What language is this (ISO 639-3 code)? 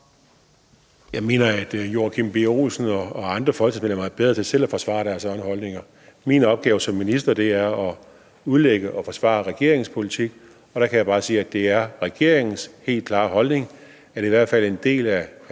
dan